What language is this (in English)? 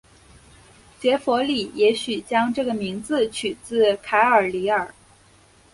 Chinese